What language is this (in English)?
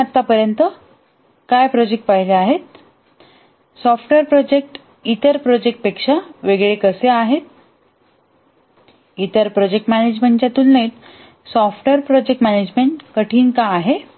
Marathi